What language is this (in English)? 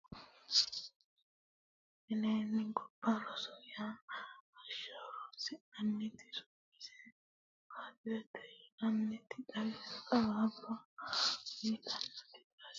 Sidamo